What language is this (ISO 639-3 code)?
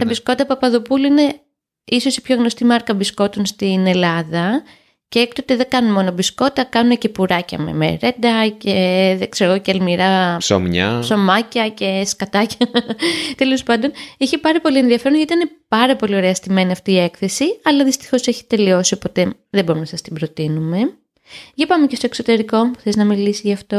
ell